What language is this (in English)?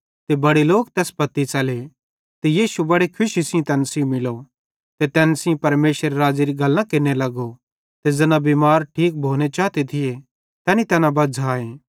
Bhadrawahi